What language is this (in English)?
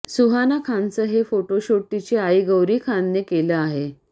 Marathi